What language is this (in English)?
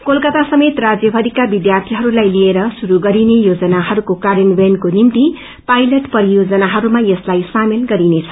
Nepali